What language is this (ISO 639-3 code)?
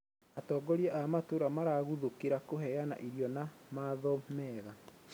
kik